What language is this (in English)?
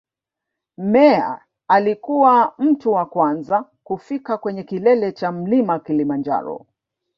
Swahili